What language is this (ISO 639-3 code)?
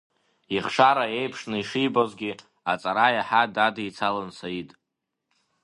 abk